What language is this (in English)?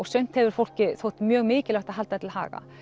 Icelandic